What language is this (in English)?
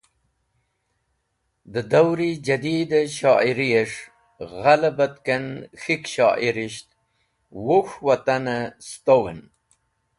Wakhi